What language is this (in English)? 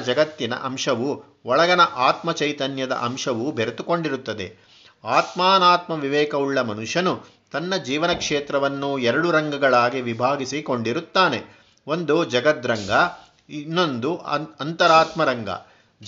Kannada